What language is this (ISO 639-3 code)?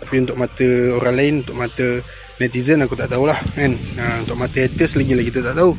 msa